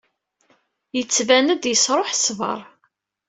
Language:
Kabyle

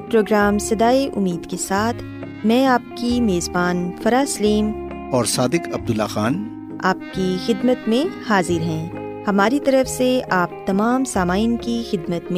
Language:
Urdu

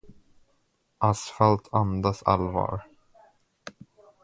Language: Swedish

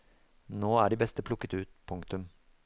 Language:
Norwegian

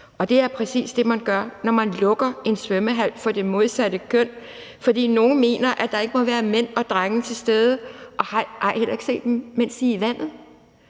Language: Danish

